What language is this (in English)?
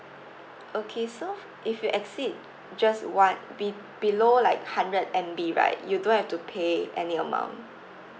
English